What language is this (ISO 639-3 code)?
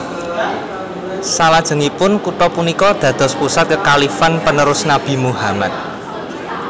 jav